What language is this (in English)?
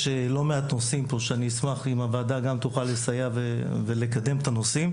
Hebrew